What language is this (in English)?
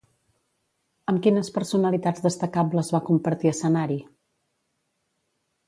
Catalan